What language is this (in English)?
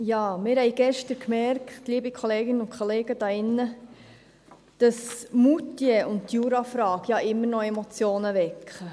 Swiss German